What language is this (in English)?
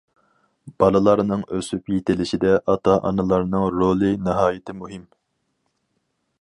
Uyghur